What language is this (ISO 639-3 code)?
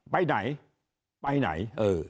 tha